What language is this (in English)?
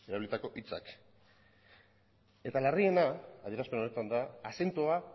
Basque